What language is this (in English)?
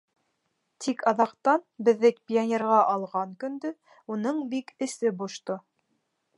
Bashkir